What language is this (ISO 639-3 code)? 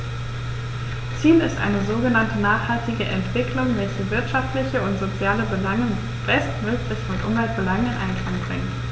deu